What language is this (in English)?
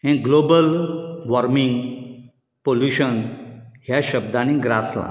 Konkani